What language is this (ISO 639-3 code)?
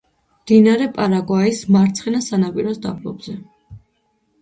kat